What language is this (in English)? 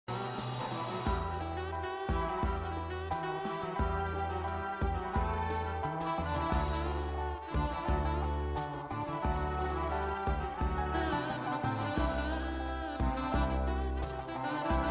Turkish